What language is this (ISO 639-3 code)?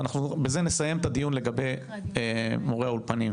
heb